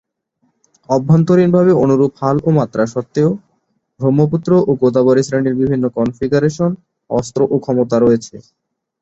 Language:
Bangla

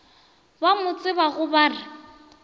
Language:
Northern Sotho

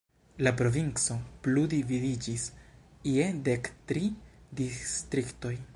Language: Esperanto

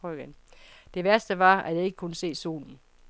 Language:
Danish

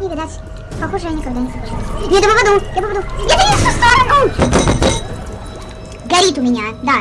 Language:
Russian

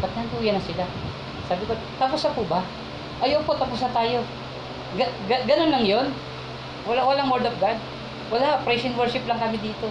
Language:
Filipino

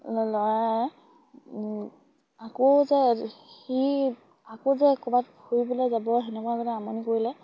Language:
Assamese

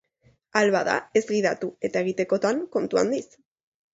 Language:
Basque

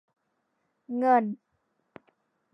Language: Thai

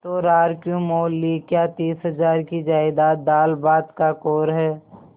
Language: Hindi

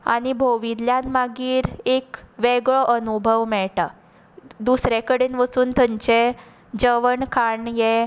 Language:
Konkani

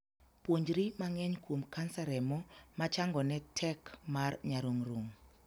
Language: Luo (Kenya and Tanzania)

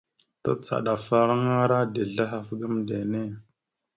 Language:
Mada (Cameroon)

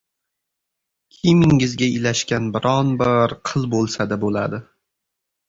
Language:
Uzbek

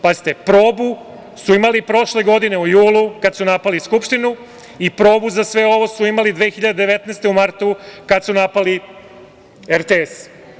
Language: Serbian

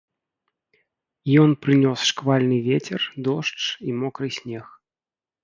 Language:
Belarusian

